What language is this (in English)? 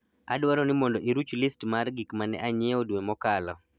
Luo (Kenya and Tanzania)